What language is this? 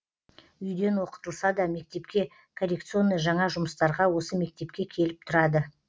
Kazakh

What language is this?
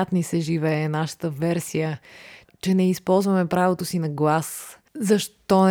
Bulgarian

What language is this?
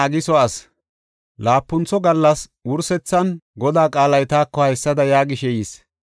Gofa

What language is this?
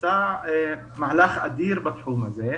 Hebrew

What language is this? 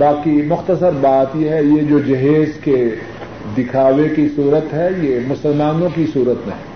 Urdu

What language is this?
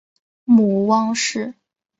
Chinese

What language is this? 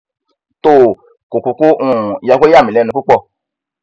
Yoruba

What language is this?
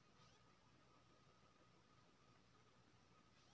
Maithili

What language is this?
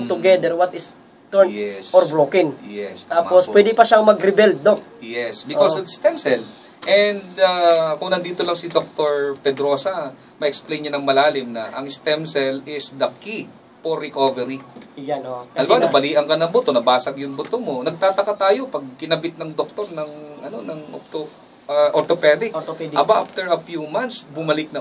Filipino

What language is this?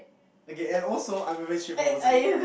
English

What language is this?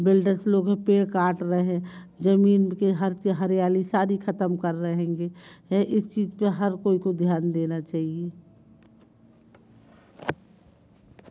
Hindi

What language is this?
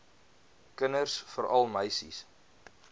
Afrikaans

